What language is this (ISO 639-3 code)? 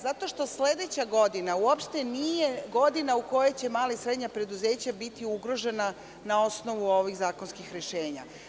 srp